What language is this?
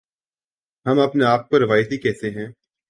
Urdu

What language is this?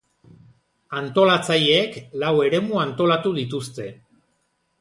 Basque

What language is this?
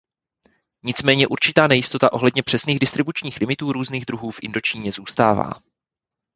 Czech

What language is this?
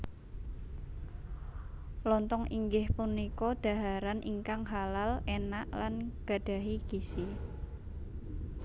Javanese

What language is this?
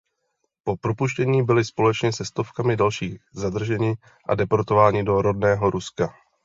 Czech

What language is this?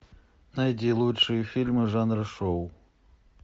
Russian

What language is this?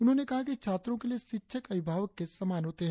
Hindi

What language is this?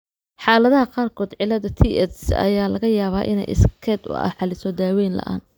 Somali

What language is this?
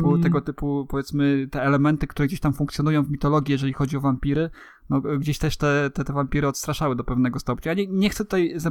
Polish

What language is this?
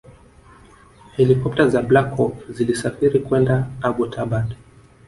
Swahili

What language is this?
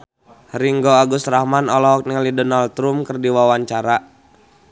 Sundanese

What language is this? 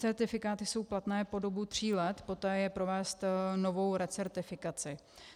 Czech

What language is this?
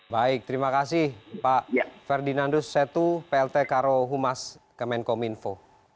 Indonesian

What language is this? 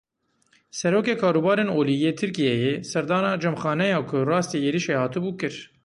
Kurdish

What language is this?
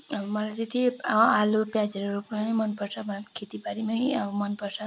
Nepali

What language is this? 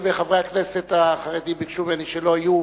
Hebrew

